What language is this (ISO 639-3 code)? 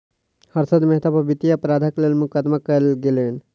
mai